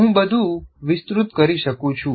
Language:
Gujarati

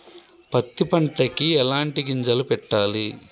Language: Telugu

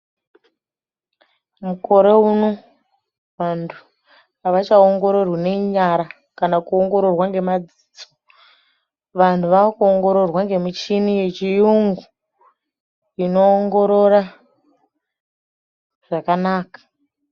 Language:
Ndau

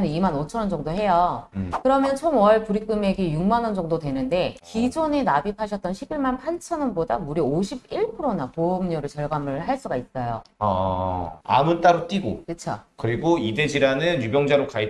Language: Korean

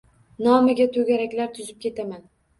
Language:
Uzbek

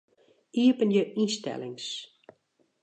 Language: Western Frisian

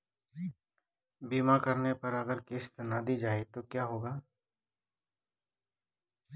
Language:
Hindi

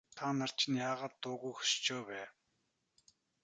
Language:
Mongolian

